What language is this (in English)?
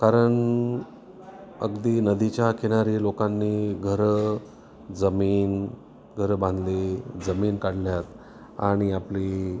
Marathi